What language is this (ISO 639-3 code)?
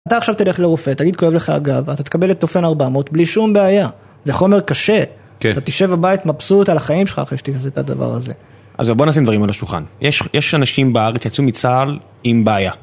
heb